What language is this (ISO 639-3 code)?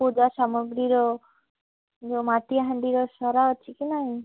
ori